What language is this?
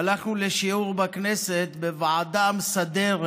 Hebrew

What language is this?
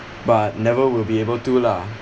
English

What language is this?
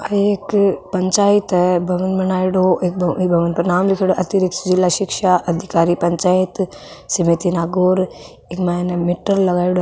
Marwari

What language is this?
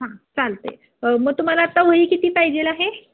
Marathi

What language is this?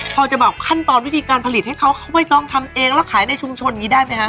Thai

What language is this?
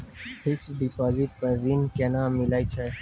Maithili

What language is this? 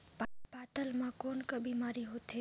Chhattisgarhi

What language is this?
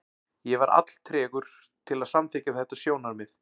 Icelandic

